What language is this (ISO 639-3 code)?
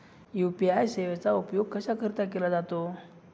mar